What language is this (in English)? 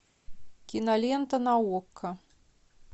Russian